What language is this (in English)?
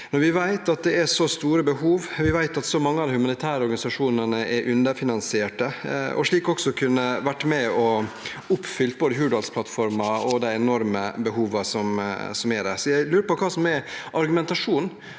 Norwegian